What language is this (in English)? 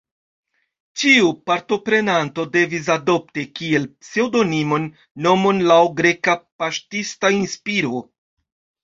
Esperanto